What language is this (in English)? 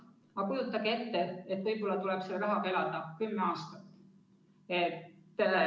Estonian